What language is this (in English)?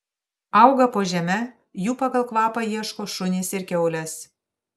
Lithuanian